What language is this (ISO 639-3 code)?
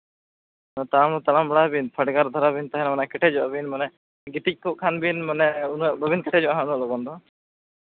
sat